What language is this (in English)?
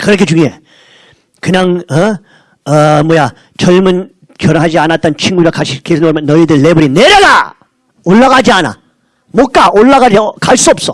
Korean